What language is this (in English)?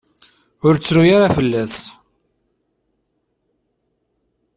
Kabyle